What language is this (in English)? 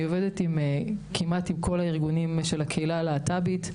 Hebrew